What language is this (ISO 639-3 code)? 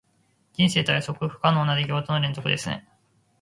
jpn